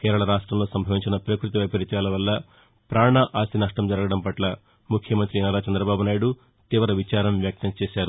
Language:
Telugu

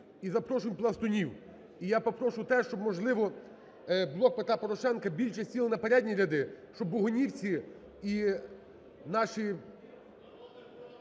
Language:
Ukrainian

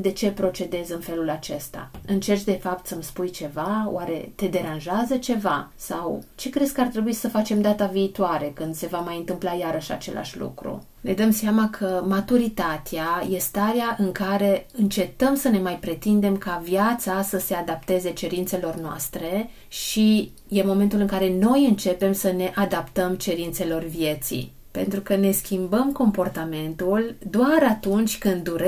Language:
Romanian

